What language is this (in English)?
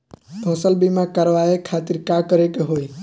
Bhojpuri